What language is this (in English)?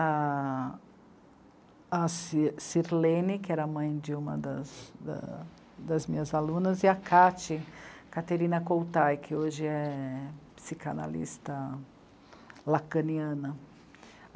Portuguese